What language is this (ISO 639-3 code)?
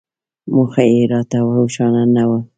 pus